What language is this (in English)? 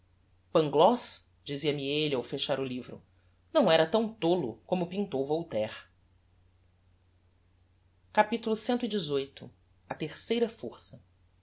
Portuguese